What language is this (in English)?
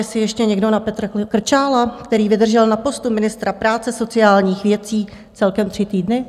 Czech